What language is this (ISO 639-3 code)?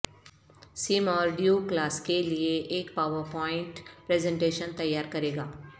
urd